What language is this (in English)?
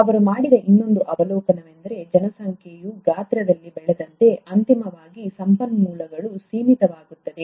Kannada